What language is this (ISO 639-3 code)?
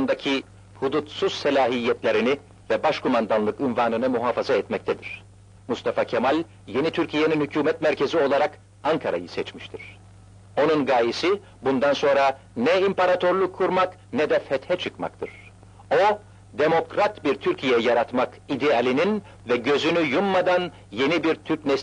tur